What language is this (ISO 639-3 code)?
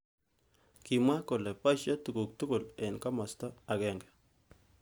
kln